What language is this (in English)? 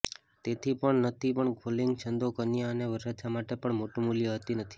Gujarati